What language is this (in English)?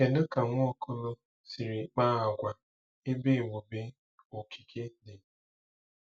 Igbo